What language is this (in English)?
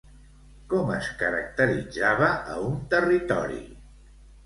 Catalan